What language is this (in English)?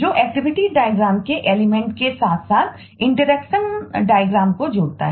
Hindi